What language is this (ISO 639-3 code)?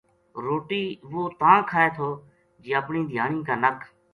gju